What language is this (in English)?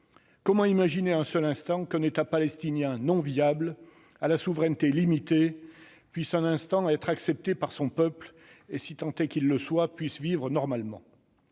French